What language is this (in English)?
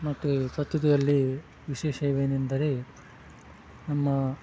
Kannada